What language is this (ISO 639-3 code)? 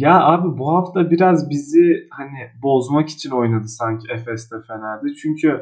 tur